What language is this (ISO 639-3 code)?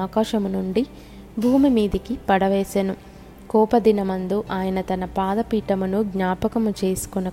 tel